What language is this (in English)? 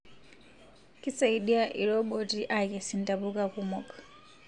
Masai